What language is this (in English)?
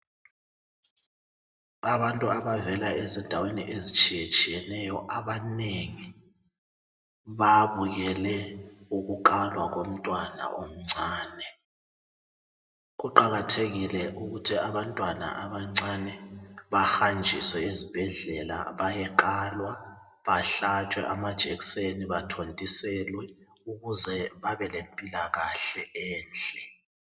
North Ndebele